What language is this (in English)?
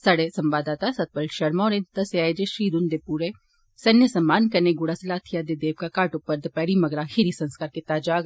Dogri